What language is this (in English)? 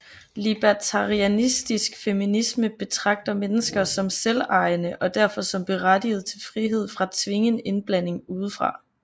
Danish